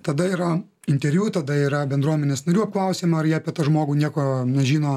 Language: Lithuanian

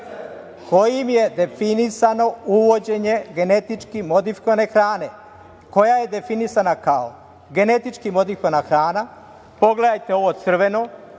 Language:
Serbian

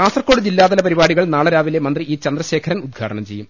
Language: Malayalam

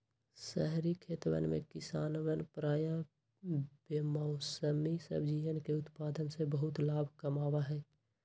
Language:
Magahi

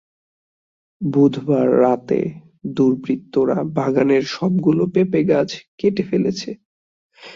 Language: Bangla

